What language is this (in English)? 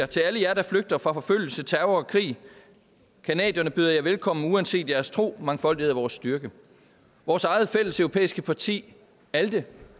Danish